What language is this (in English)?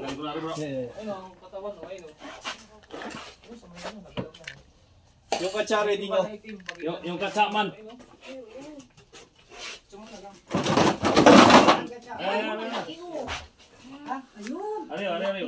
Filipino